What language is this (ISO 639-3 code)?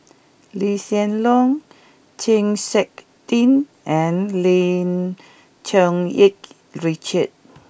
eng